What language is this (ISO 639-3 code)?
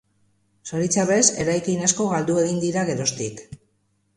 eus